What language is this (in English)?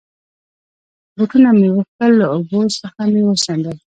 Pashto